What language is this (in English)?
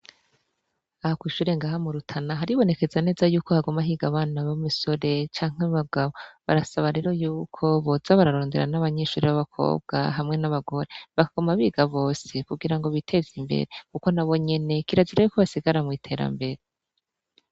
Rundi